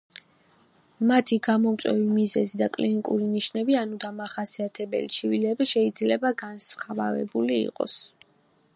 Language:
Georgian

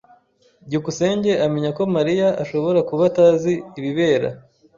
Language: Kinyarwanda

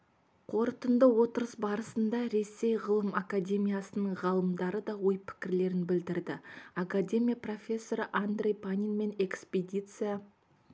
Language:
Kazakh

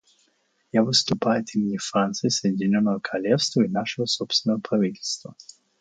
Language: Russian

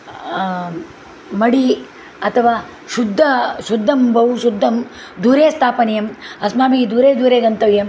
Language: Sanskrit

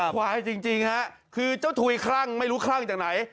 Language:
Thai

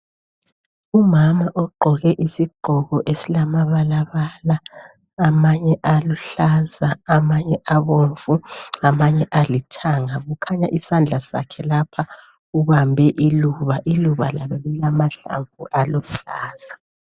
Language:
North Ndebele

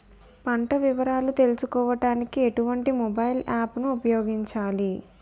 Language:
Telugu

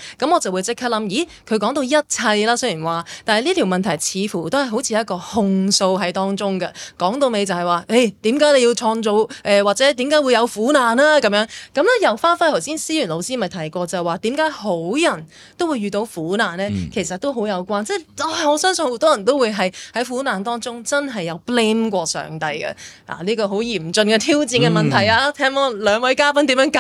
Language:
Chinese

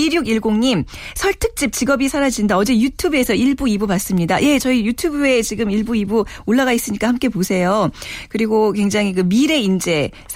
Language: Korean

